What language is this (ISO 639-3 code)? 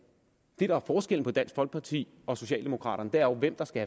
dan